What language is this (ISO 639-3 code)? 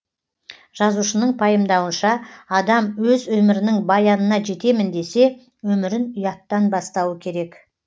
kaz